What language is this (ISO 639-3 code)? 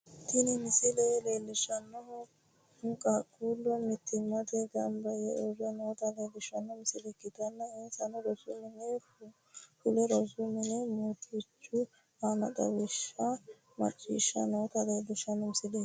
sid